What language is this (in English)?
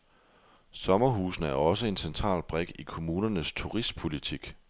Danish